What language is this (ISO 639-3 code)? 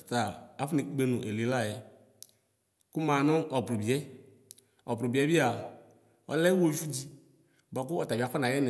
kpo